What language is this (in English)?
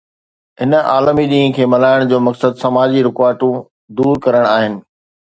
Sindhi